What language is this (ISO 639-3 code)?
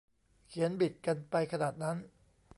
tha